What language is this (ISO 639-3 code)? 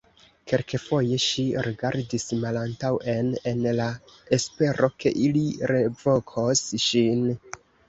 epo